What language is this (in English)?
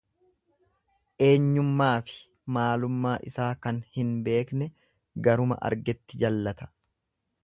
Oromo